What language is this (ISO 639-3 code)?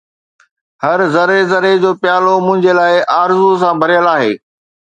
snd